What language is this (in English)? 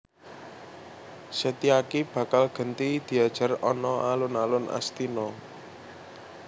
Javanese